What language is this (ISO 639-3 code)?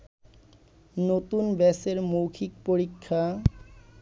ben